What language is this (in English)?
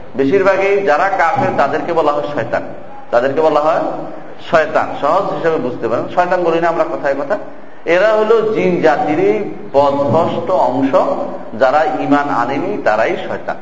Bangla